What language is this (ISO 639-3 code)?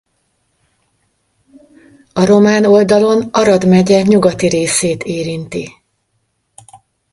hun